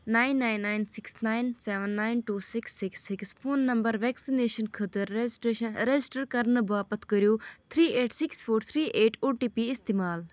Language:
Kashmiri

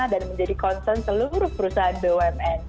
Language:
Indonesian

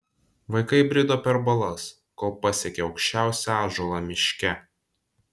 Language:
Lithuanian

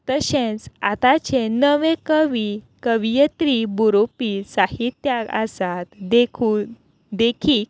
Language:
Konkani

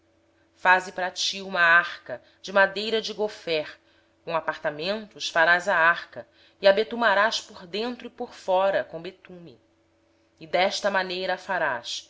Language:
Portuguese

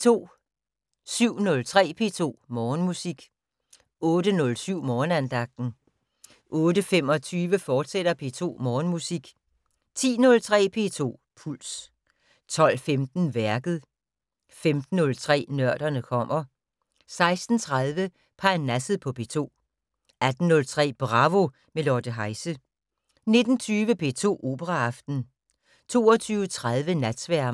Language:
Danish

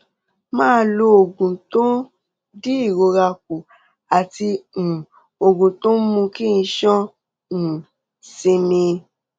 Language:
Yoruba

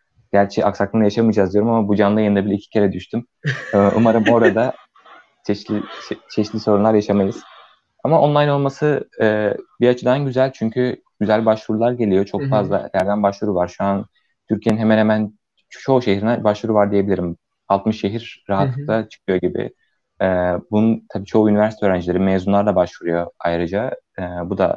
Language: Turkish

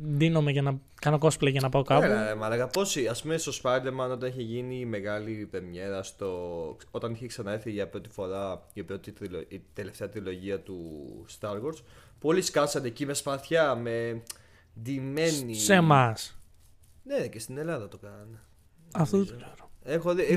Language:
Greek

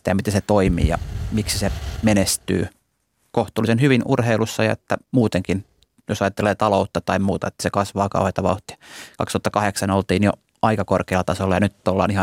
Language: Finnish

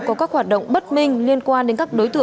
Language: Vietnamese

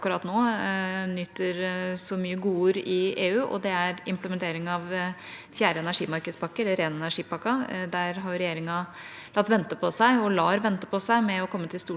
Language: Norwegian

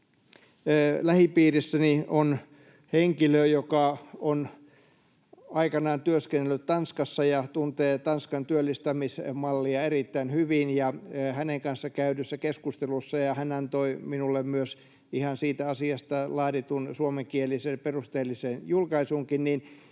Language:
Finnish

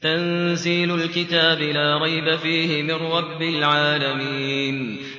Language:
Arabic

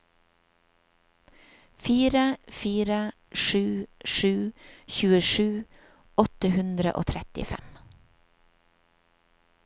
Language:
Norwegian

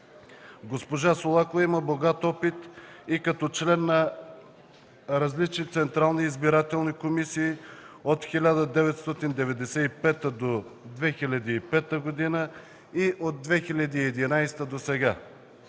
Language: Bulgarian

